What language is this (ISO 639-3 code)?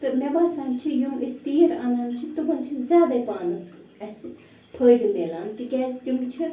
kas